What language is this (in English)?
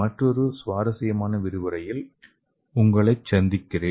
Tamil